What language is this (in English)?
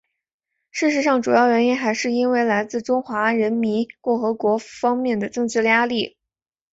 Chinese